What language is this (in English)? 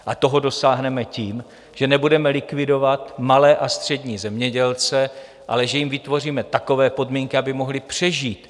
Czech